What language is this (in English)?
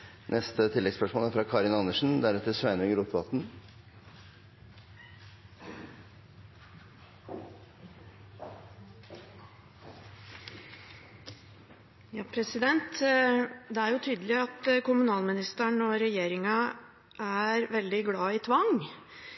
Norwegian